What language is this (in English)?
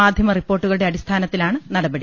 Malayalam